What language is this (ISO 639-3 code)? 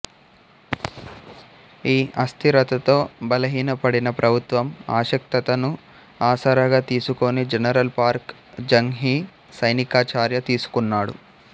tel